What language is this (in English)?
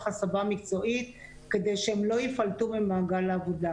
Hebrew